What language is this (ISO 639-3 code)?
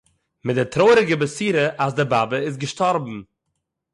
yid